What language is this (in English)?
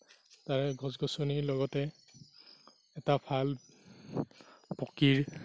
Assamese